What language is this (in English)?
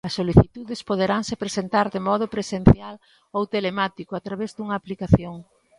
Galician